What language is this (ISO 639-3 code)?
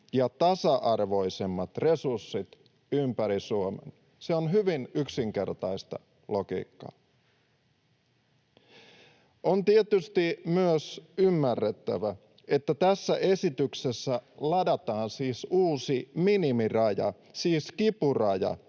fin